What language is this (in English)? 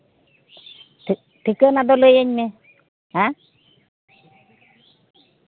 Santali